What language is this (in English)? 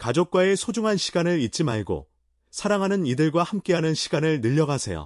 Korean